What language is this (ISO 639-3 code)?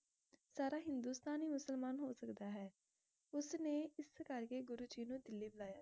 pan